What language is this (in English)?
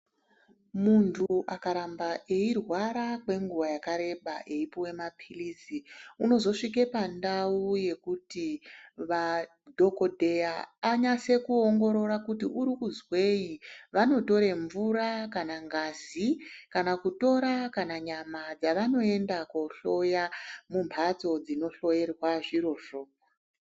Ndau